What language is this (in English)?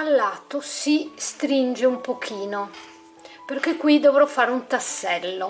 Italian